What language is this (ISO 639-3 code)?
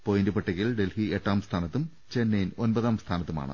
mal